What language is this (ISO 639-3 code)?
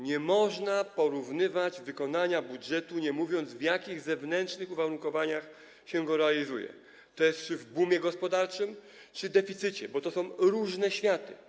pol